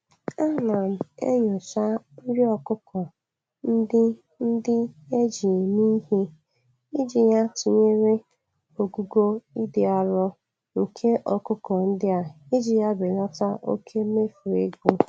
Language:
Igbo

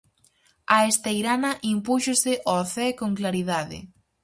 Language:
Galician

